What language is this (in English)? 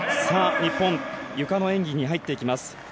Japanese